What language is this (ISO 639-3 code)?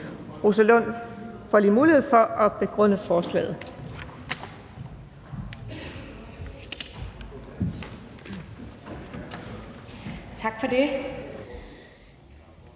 dan